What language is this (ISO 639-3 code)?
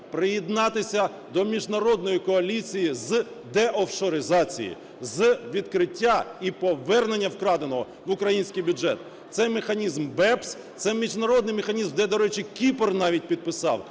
ukr